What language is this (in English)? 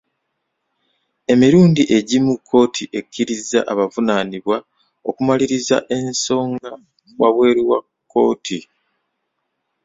Ganda